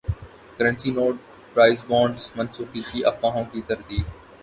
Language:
Urdu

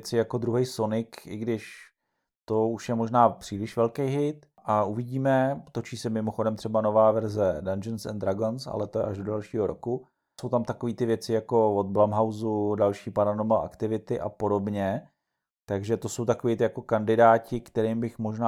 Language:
Czech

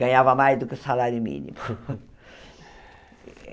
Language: Portuguese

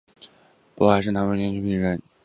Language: Chinese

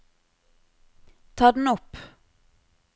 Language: Norwegian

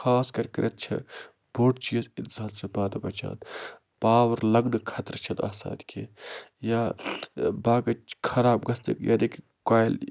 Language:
Kashmiri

